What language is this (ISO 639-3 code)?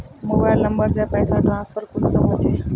mag